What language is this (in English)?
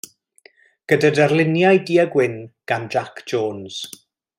Welsh